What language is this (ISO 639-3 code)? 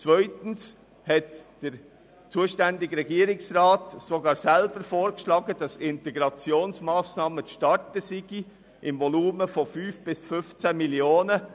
gsw